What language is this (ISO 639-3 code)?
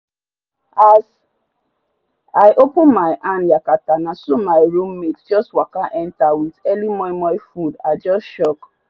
pcm